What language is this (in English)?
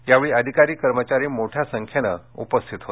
Marathi